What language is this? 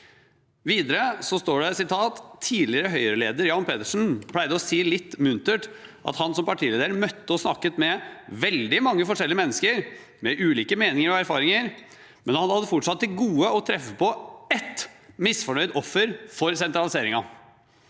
Norwegian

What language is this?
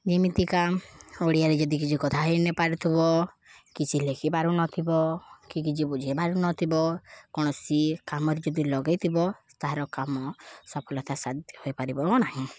Odia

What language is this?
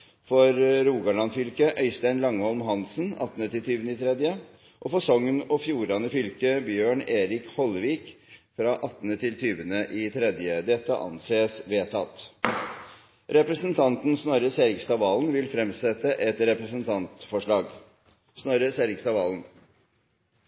Norwegian Bokmål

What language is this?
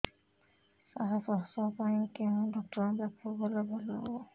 Odia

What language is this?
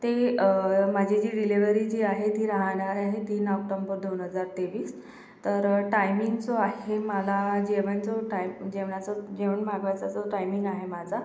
Marathi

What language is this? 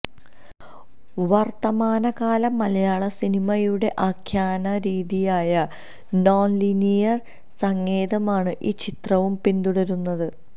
Malayalam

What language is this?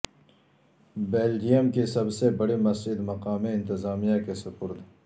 Urdu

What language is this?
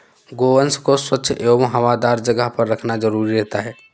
Hindi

